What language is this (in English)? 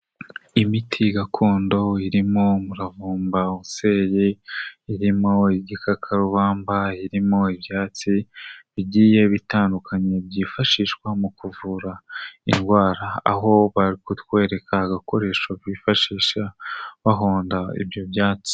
Kinyarwanda